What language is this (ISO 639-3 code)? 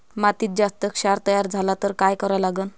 mar